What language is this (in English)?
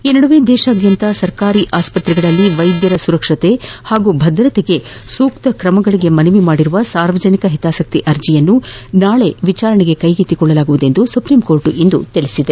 Kannada